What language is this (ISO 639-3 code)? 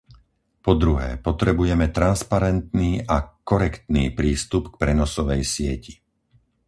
slk